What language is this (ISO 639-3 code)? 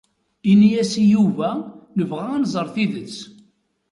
kab